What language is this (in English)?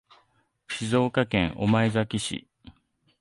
Japanese